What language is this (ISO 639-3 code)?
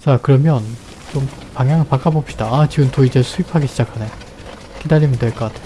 kor